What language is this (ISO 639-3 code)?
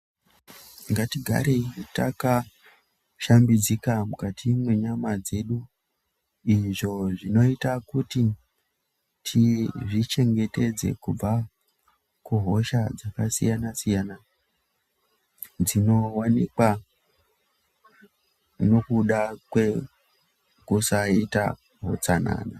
ndc